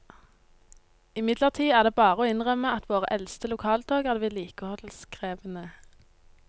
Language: Norwegian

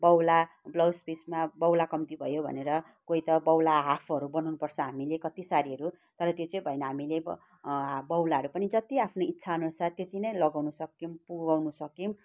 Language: Nepali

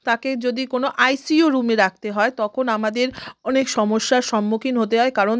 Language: Bangla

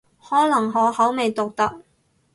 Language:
Cantonese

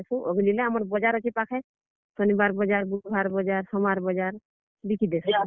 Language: Odia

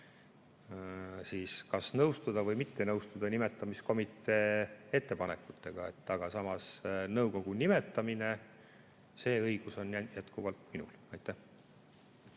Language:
Estonian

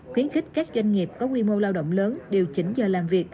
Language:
Vietnamese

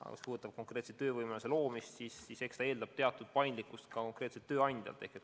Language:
Estonian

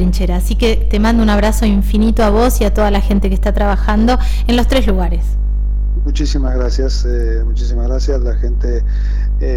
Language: Spanish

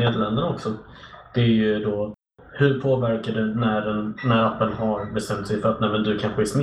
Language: Swedish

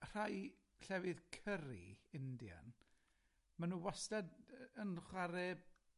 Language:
Welsh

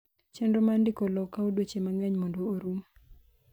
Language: Luo (Kenya and Tanzania)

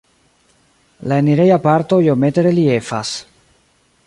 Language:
Esperanto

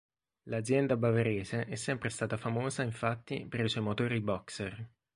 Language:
Italian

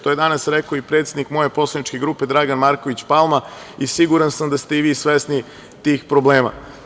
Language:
Serbian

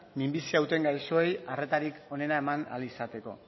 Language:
Basque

